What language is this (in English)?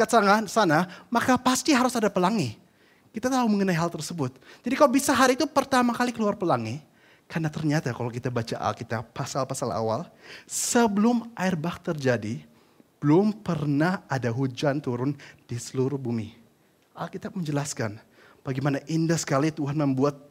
Indonesian